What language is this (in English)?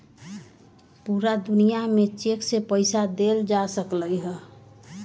Magahi